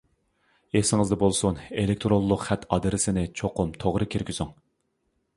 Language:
Uyghur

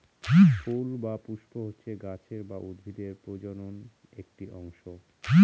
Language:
Bangla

